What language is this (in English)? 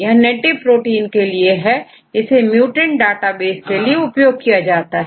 Hindi